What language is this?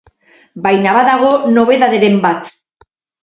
Basque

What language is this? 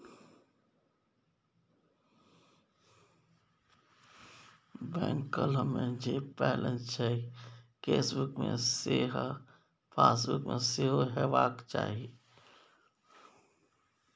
Maithili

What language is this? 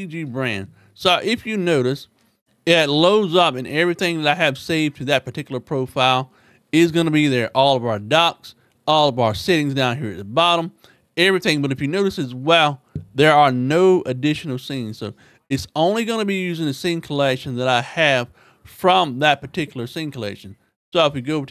English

